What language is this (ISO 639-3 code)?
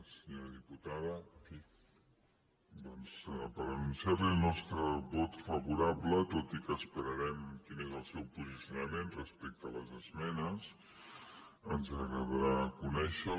cat